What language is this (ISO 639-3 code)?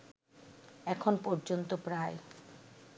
ben